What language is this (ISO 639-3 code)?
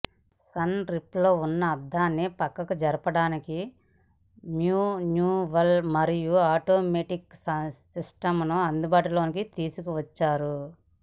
tel